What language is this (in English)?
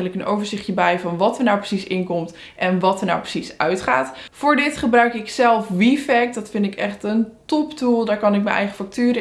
Dutch